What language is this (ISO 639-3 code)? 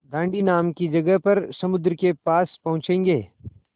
hin